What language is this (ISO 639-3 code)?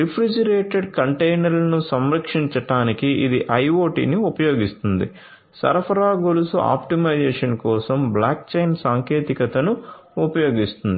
tel